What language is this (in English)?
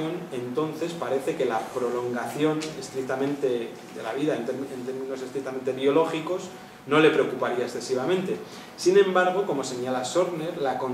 Spanish